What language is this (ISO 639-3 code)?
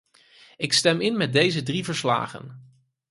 nld